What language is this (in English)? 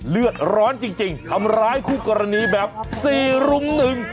Thai